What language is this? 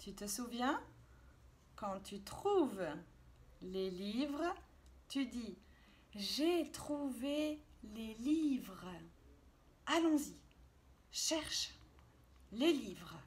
French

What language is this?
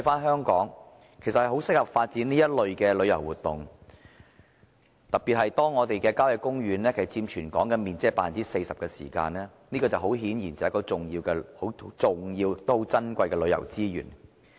Cantonese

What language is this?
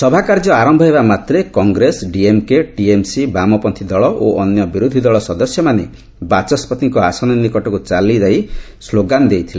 Odia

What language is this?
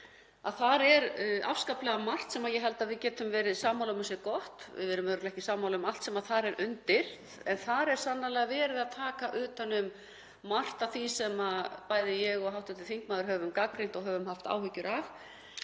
Icelandic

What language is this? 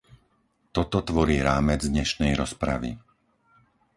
Slovak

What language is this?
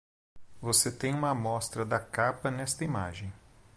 Portuguese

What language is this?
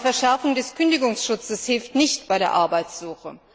German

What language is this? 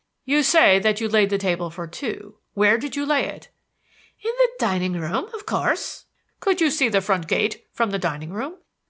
English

